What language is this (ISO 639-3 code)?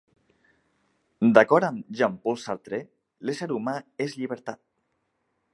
cat